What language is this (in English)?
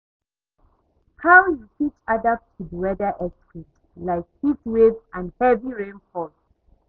Nigerian Pidgin